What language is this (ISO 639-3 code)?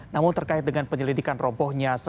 ind